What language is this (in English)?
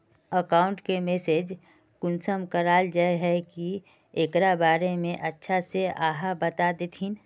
Magahi